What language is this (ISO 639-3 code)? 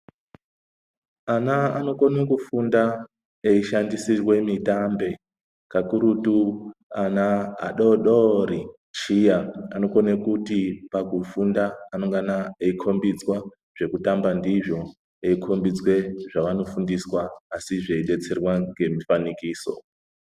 ndc